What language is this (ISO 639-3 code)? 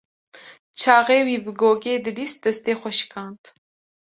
kur